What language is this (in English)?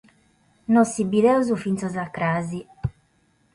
Sardinian